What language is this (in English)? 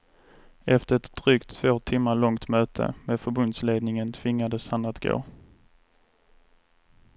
Swedish